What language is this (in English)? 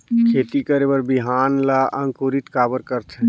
Chhattisgarhi